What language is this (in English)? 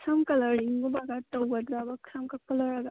Manipuri